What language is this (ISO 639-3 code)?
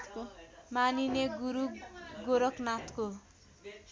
nep